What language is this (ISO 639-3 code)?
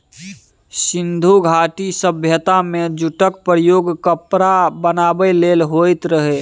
mai